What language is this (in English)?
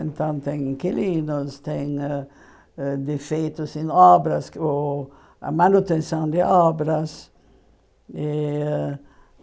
Portuguese